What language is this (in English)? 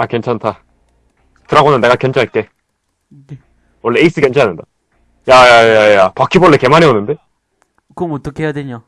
Korean